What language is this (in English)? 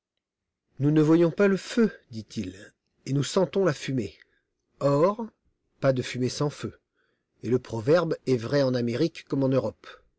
French